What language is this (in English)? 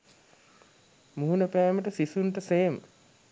Sinhala